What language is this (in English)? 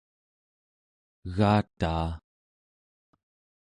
Central Yupik